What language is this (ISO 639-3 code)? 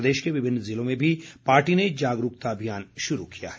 hin